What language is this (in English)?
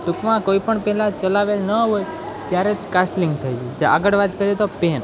Gujarati